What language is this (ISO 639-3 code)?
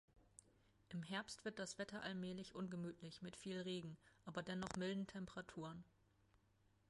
deu